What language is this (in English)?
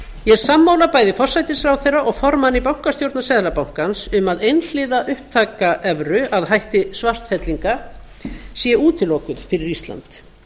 Icelandic